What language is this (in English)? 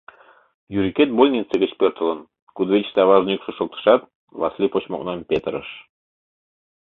Mari